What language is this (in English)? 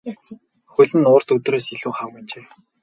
Mongolian